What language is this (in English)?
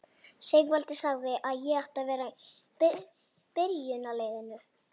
Icelandic